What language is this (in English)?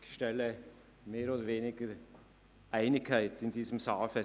Swiss German